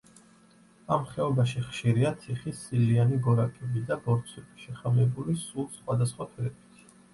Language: Georgian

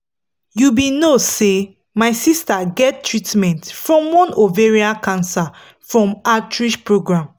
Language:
Nigerian Pidgin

